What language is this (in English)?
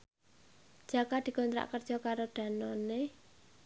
Javanese